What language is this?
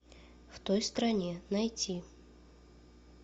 Russian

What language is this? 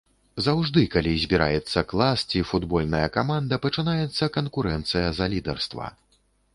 Belarusian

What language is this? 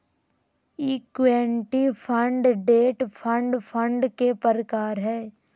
Magahi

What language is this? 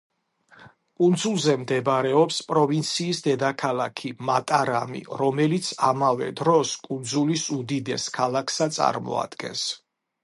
Georgian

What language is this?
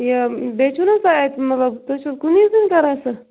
Kashmiri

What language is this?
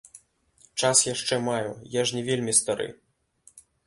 Belarusian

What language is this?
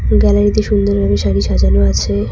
Bangla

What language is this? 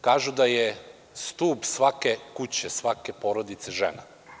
Serbian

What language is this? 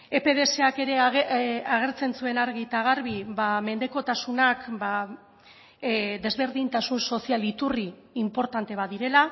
Basque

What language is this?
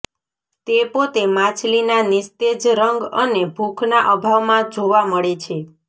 Gujarati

